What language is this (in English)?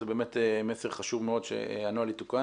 Hebrew